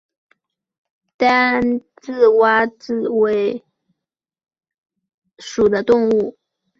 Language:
Chinese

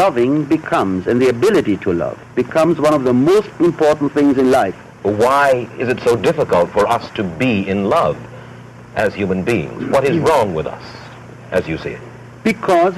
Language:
Hebrew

